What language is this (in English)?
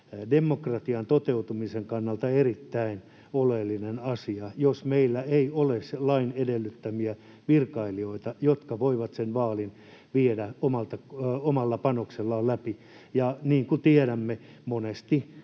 Finnish